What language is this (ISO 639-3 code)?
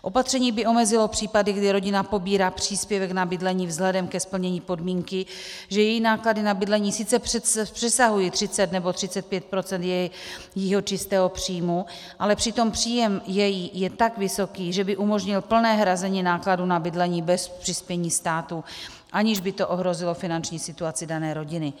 ces